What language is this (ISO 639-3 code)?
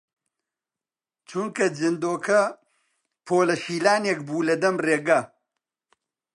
ckb